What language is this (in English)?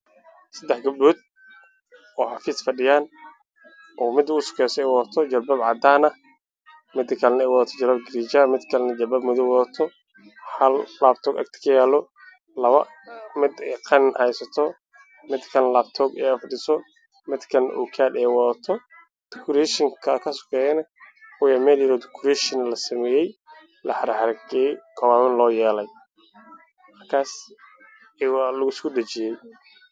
Somali